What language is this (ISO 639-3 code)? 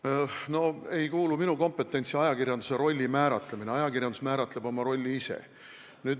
est